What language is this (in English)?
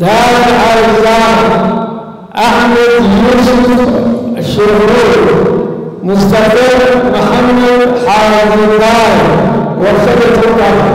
Arabic